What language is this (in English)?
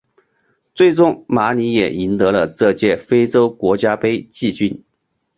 Chinese